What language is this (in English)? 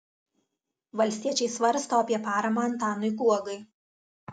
Lithuanian